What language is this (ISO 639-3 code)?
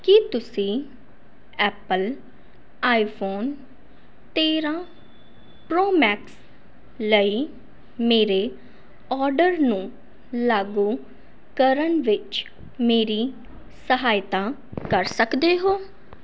pan